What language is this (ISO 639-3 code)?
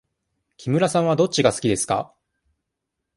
jpn